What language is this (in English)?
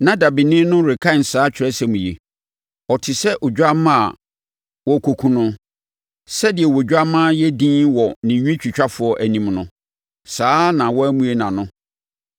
Akan